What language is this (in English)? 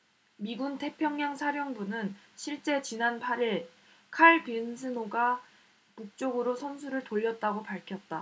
Korean